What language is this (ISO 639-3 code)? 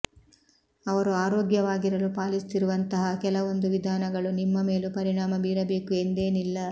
kan